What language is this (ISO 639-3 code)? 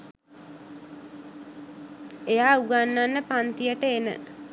sin